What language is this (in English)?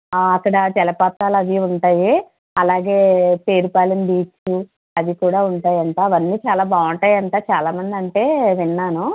Telugu